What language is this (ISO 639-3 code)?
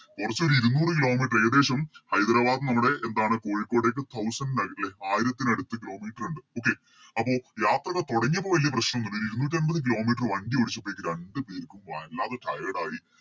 mal